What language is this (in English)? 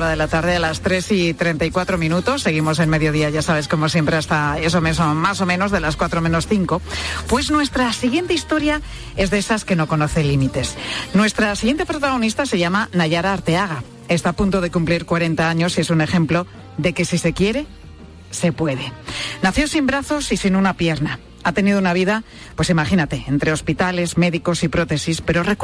Spanish